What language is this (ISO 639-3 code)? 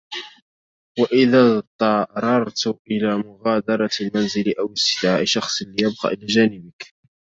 ara